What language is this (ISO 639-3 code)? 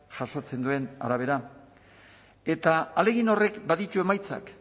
eus